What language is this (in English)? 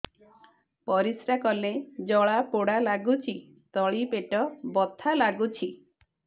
Odia